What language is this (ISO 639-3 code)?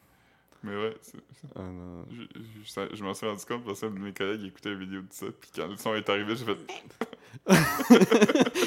fra